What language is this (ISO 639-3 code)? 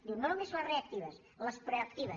cat